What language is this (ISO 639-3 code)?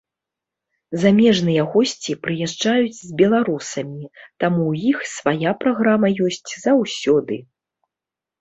bel